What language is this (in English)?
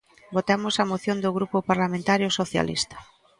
Galician